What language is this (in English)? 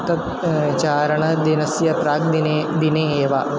Sanskrit